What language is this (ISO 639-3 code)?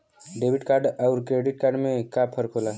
bho